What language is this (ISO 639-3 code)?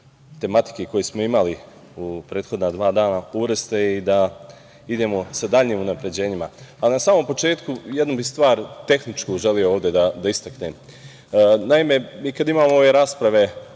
srp